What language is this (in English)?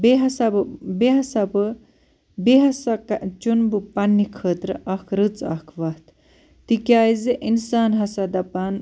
Kashmiri